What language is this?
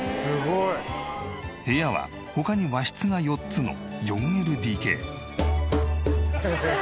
Japanese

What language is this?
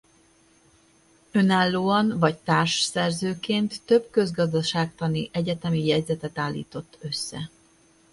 Hungarian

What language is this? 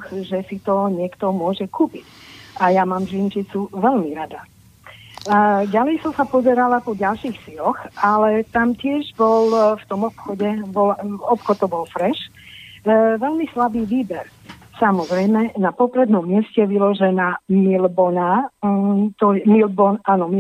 Slovak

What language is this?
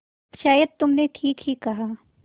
Hindi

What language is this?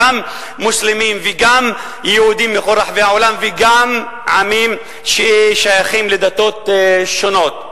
Hebrew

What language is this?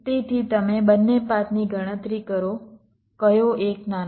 Gujarati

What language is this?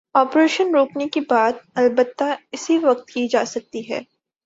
Urdu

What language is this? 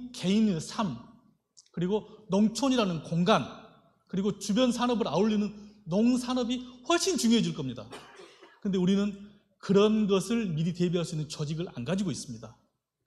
Korean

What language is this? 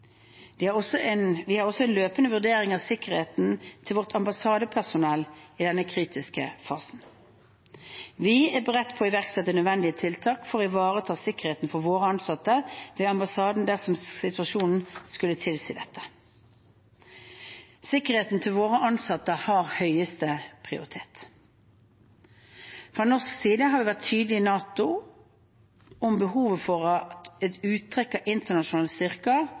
Norwegian Bokmål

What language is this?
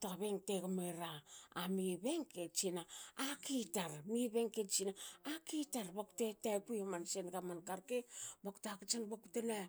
Hakö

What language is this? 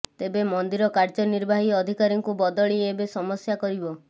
Odia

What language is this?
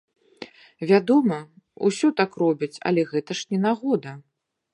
Belarusian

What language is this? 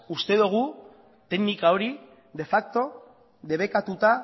Basque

